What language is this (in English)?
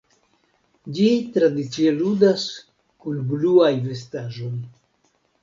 Esperanto